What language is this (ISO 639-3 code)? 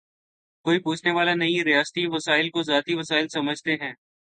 urd